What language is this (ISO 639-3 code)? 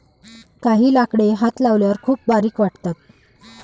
mar